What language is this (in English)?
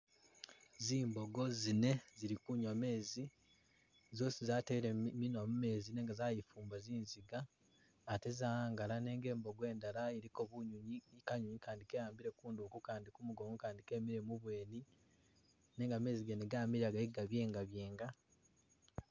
Masaaba